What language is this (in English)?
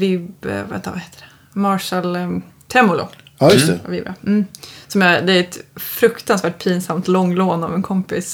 Swedish